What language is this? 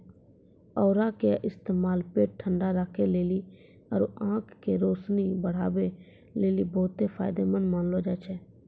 Maithili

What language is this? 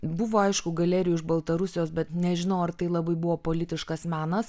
Lithuanian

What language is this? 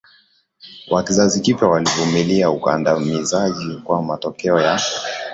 Swahili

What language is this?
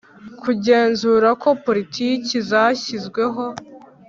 Kinyarwanda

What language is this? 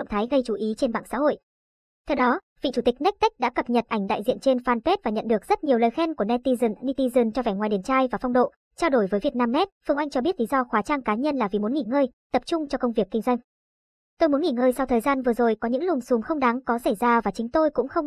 Vietnamese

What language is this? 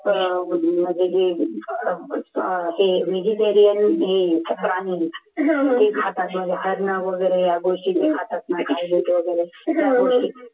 Marathi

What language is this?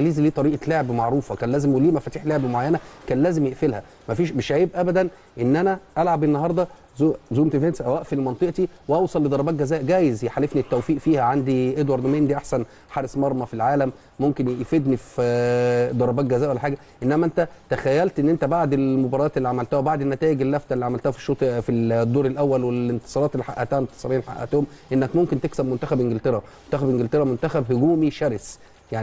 Arabic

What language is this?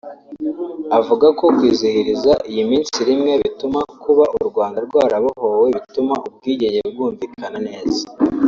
Kinyarwanda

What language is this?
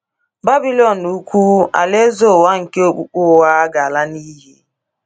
Igbo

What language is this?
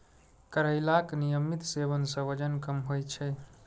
Maithili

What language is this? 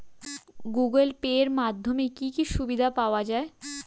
Bangla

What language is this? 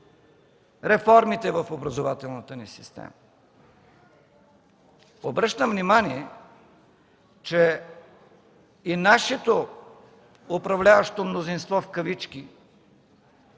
Bulgarian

